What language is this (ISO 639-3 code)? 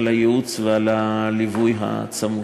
heb